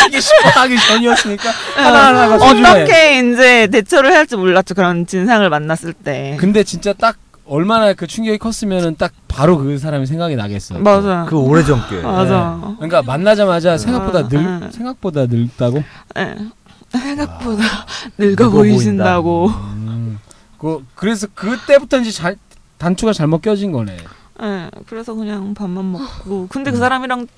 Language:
Korean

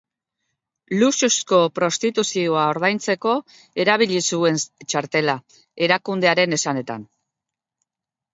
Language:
Basque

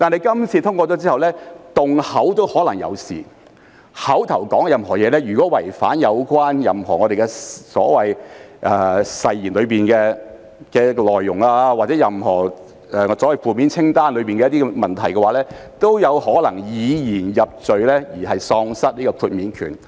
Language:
Cantonese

